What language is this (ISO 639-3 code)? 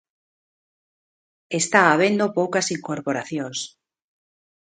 glg